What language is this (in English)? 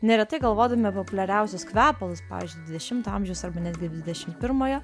Lithuanian